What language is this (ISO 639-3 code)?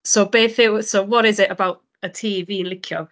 cym